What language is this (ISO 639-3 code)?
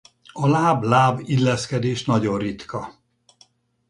hun